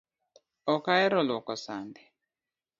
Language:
Luo (Kenya and Tanzania)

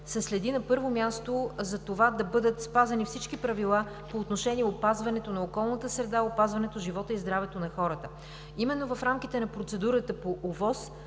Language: Bulgarian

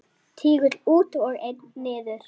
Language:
Icelandic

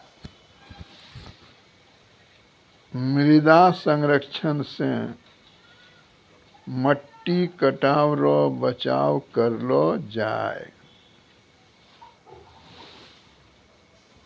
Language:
Maithili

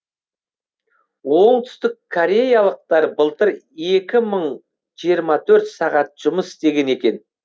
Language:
Kazakh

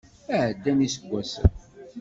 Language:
Kabyle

